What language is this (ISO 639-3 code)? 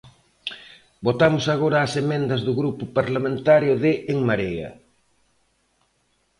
glg